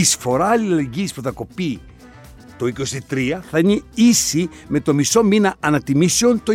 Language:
Greek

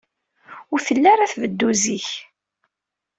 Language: Kabyle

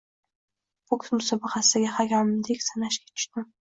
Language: Uzbek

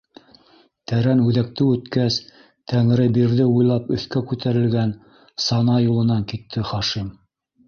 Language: Bashkir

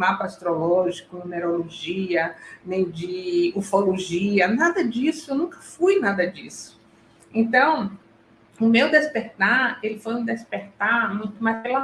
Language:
Portuguese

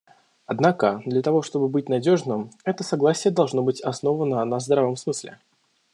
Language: Russian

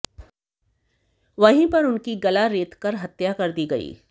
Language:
Hindi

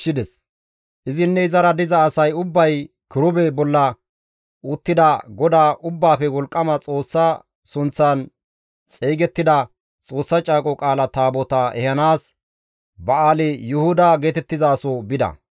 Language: Gamo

